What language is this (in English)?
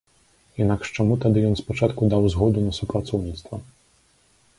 Belarusian